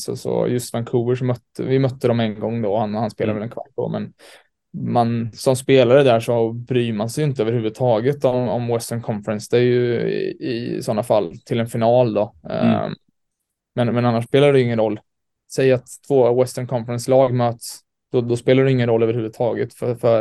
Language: Swedish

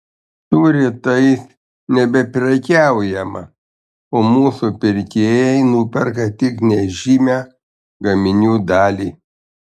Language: Lithuanian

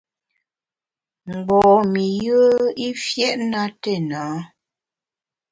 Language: Bamun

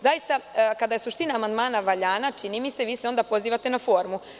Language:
Serbian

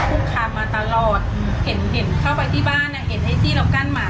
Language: Thai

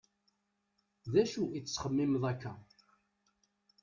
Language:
Kabyle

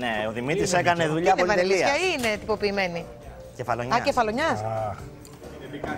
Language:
Greek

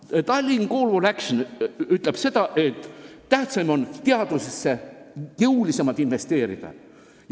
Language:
Estonian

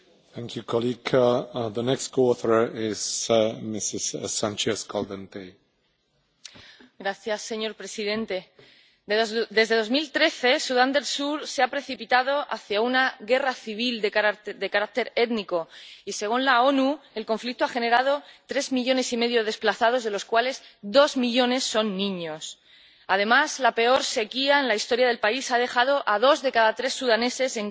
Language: Spanish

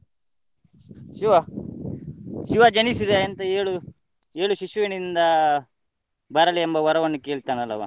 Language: Kannada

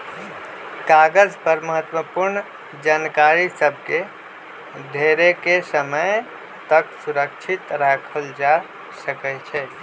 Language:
Magahi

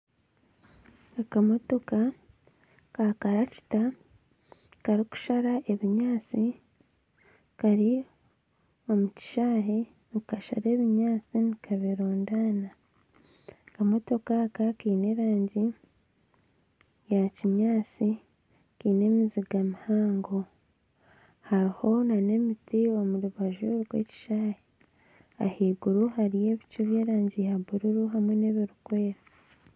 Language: Nyankole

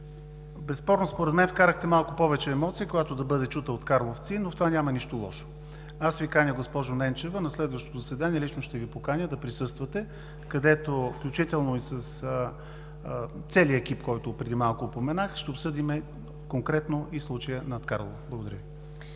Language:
Bulgarian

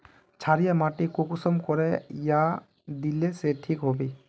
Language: Magahi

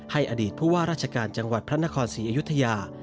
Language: Thai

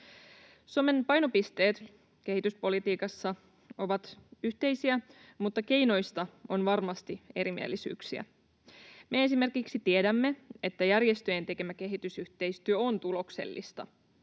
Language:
Finnish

